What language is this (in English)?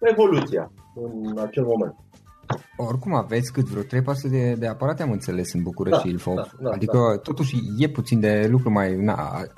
Romanian